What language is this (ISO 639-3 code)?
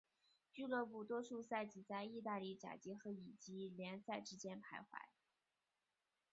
zho